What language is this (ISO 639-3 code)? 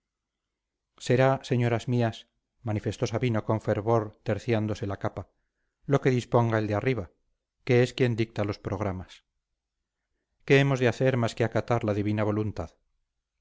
spa